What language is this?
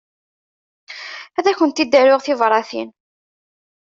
Kabyle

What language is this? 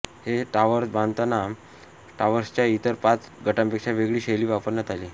Marathi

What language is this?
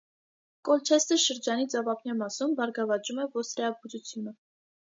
Armenian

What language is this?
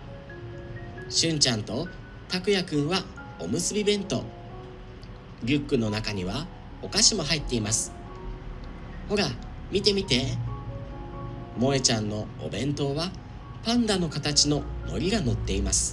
Japanese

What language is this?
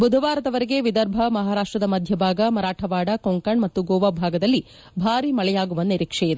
Kannada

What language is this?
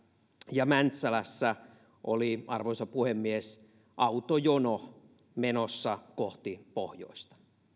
Finnish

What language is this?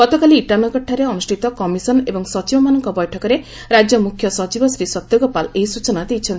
Odia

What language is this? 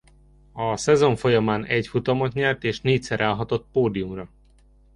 Hungarian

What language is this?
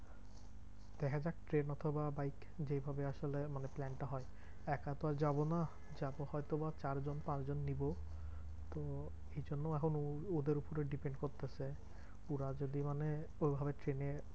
Bangla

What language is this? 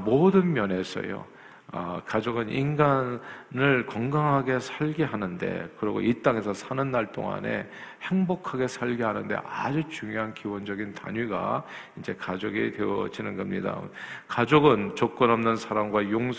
Korean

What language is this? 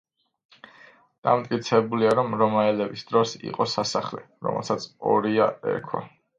Georgian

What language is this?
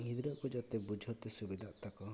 Santali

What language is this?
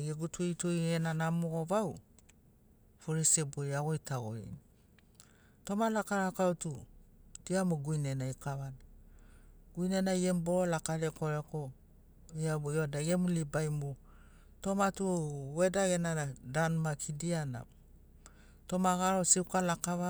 Sinaugoro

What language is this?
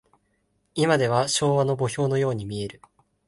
Japanese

